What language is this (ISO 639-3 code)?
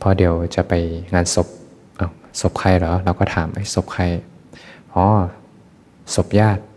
tha